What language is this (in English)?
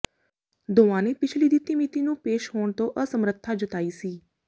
Punjabi